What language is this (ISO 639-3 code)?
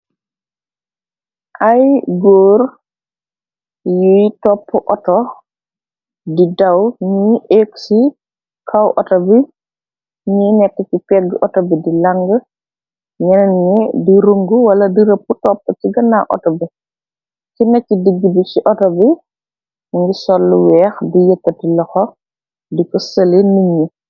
wol